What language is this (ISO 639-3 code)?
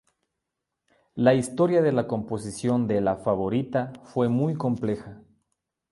spa